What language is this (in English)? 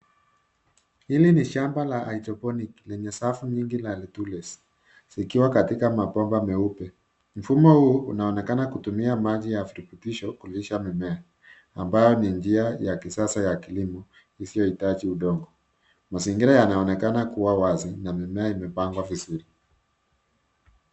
Swahili